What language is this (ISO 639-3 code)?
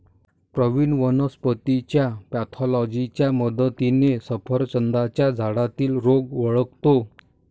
mar